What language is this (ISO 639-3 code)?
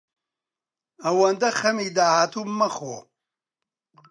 ckb